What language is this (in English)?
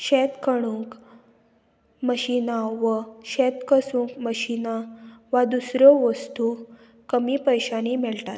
Konkani